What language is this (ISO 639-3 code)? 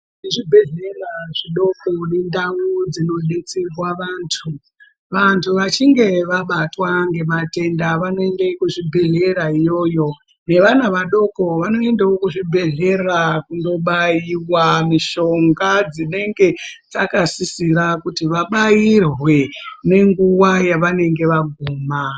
ndc